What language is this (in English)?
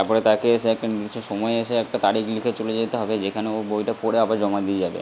Bangla